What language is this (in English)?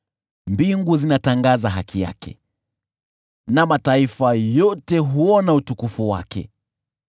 Swahili